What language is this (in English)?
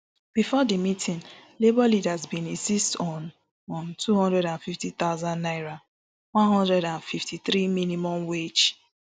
Nigerian Pidgin